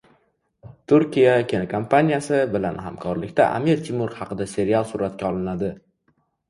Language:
Uzbek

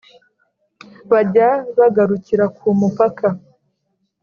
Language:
Kinyarwanda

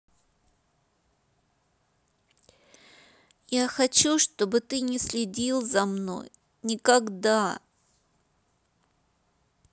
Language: Russian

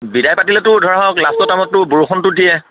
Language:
Assamese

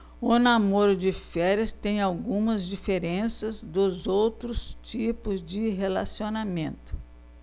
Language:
Portuguese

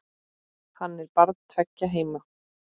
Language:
Icelandic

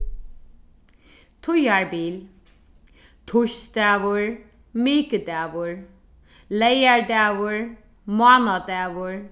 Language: Faroese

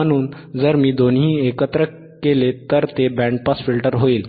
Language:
Marathi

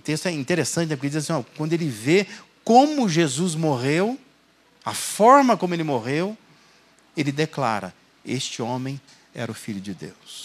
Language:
Portuguese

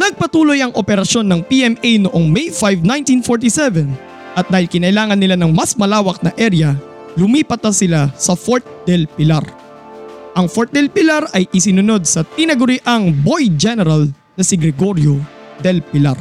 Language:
Filipino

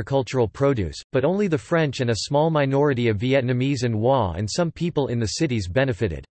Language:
English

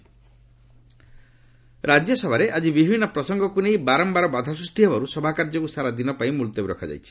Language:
Odia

